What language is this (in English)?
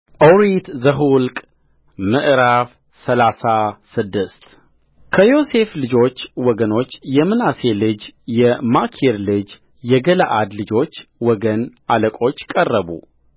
Amharic